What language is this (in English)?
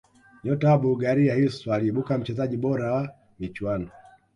Swahili